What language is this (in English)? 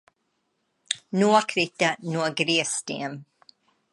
Latvian